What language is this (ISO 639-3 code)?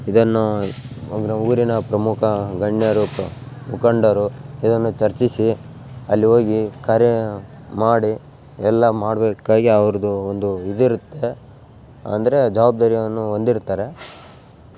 kan